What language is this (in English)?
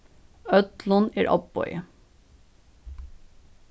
Faroese